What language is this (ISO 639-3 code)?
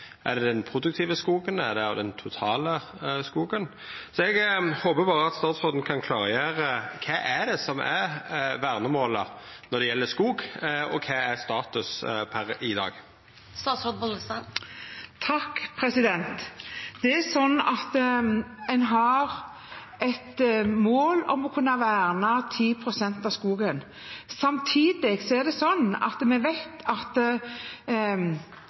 nor